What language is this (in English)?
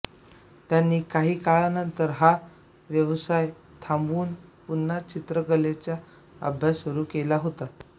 Marathi